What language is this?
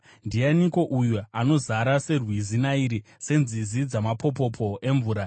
Shona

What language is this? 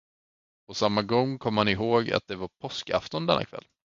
Swedish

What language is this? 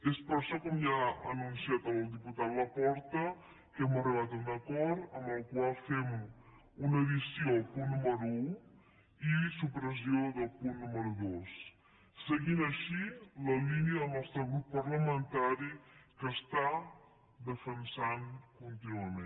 Catalan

